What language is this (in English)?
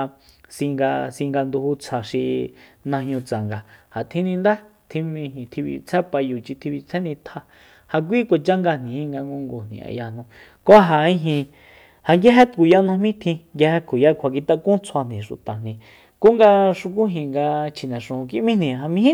Soyaltepec Mazatec